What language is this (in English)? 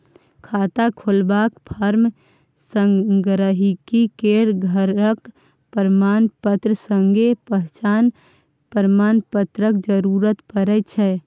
Maithili